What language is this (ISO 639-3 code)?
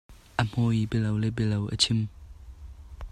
cnh